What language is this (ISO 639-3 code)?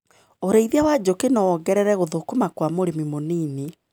kik